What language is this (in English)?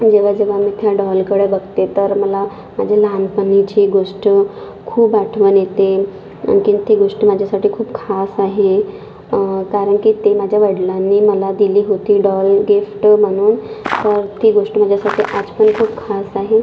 Marathi